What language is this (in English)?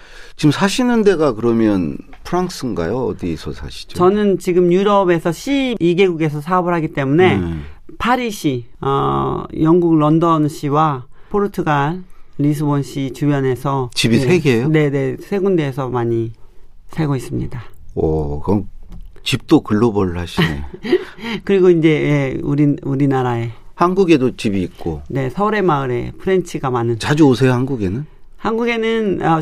Korean